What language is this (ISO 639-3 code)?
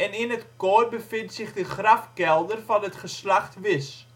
nld